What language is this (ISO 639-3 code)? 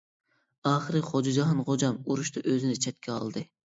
uig